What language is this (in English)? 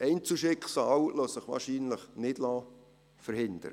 Swiss German